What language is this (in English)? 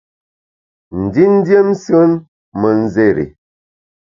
Bamun